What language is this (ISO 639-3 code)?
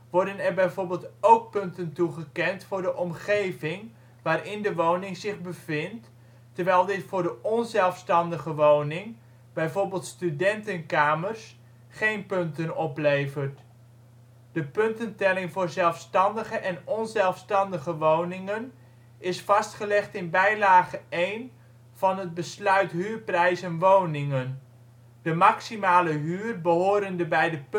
nld